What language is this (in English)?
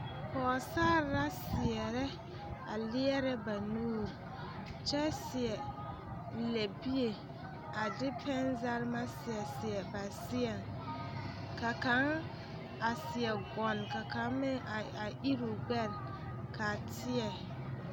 Southern Dagaare